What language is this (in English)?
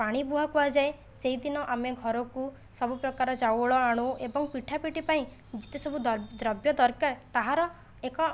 Odia